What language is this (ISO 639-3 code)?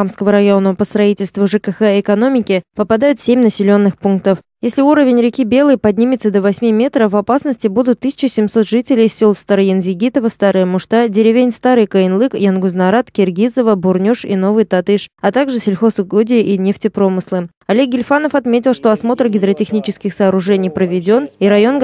rus